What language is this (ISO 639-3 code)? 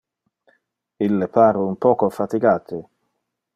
ina